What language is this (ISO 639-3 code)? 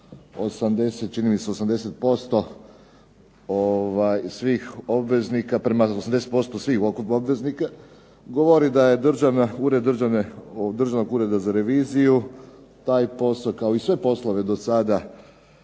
hrv